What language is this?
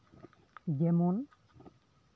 Santali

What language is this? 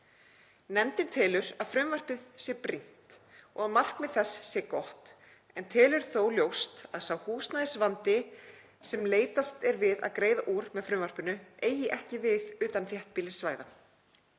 Icelandic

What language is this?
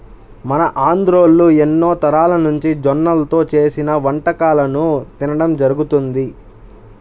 Telugu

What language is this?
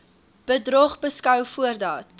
Afrikaans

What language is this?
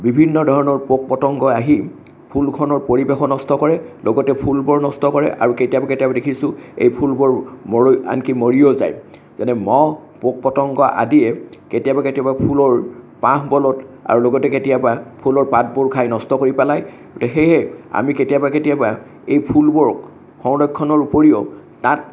Assamese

